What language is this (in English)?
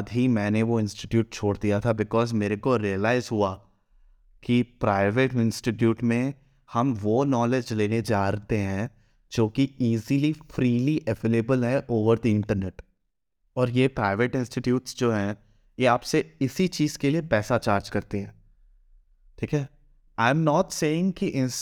Hindi